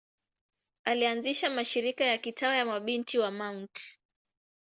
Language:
Swahili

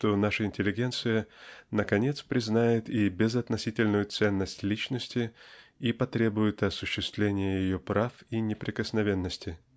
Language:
Russian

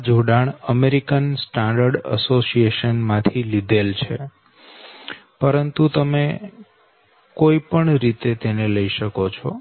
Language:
Gujarati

